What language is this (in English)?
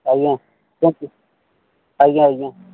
Odia